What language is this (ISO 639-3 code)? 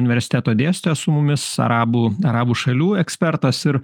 lit